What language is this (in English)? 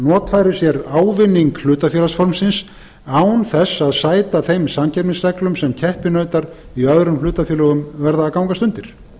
Icelandic